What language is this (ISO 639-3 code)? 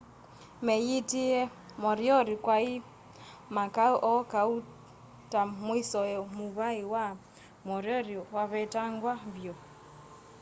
kam